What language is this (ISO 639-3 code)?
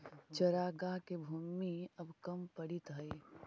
mag